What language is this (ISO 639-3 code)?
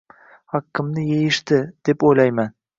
uzb